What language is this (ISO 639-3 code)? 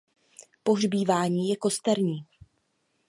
ces